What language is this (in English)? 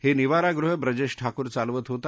Marathi